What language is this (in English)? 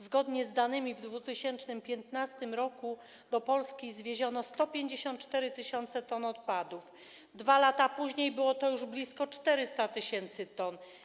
Polish